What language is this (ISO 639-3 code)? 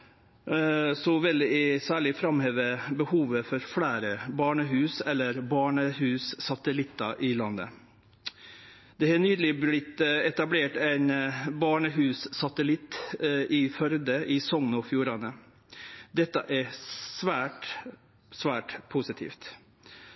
nno